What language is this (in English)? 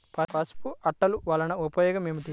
Telugu